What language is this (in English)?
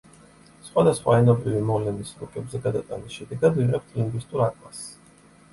Georgian